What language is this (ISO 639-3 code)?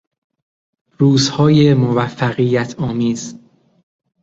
fas